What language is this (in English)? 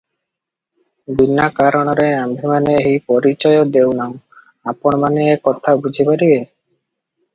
Odia